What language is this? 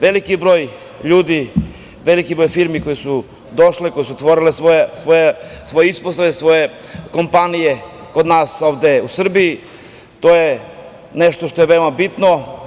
Serbian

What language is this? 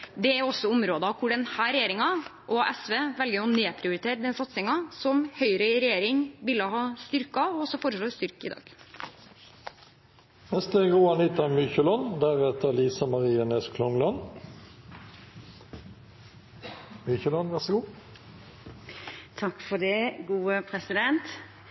Norwegian Bokmål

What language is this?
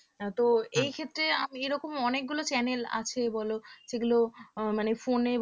Bangla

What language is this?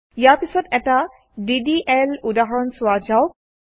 Assamese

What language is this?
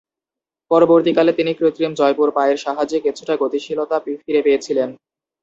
Bangla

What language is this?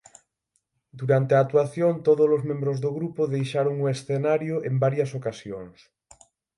Galician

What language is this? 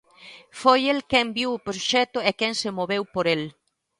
Galician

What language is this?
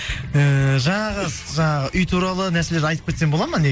Kazakh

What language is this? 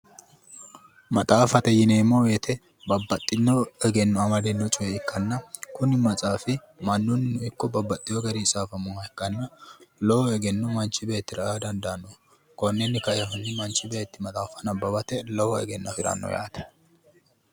Sidamo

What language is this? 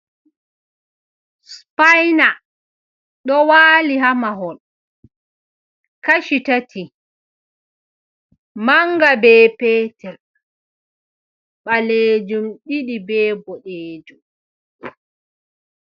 Fula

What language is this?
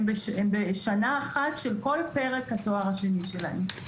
Hebrew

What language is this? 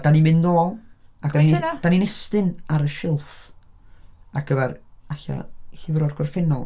Welsh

